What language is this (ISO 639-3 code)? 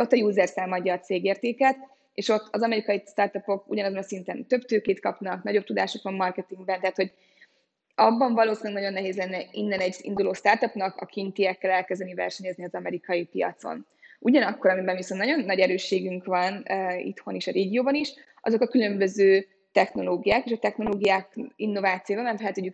hun